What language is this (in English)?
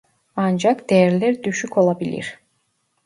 Turkish